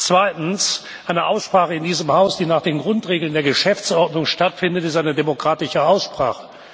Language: German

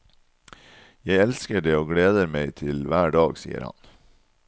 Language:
Norwegian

